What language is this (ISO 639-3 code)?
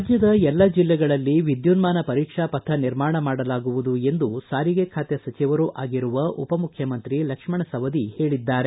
kan